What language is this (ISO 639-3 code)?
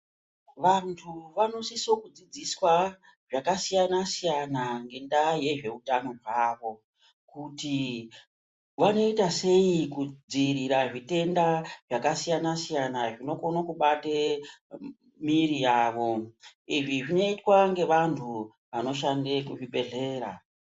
ndc